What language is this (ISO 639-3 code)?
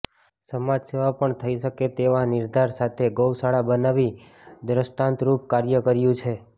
guj